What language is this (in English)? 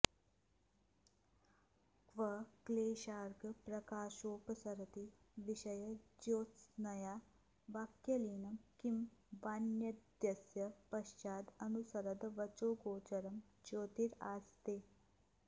Sanskrit